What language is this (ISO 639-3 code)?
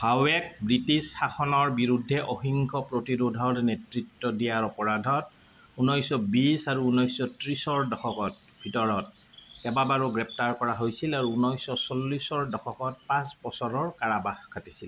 asm